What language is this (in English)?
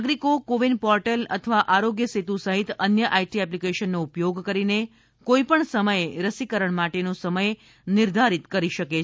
Gujarati